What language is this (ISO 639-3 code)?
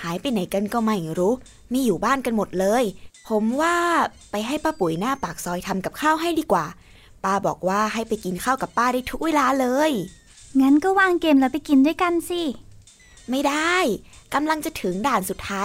tha